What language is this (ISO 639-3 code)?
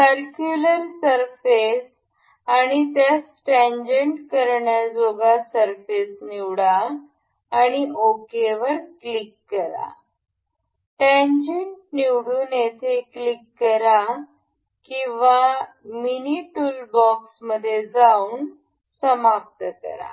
mar